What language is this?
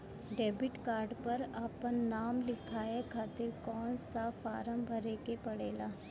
Bhojpuri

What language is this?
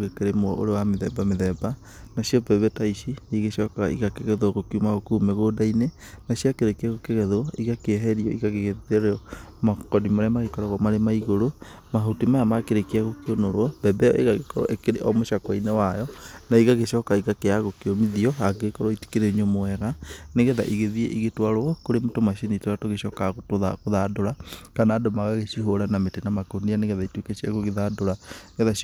Kikuyu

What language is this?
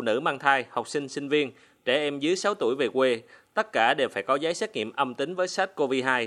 Vietnamese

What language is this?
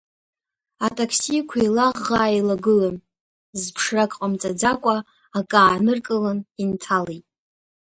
Abkhazian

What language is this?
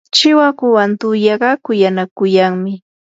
Yanahuanca Pasco Quechua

